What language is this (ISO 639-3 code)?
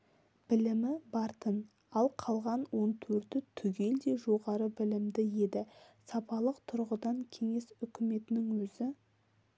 kaz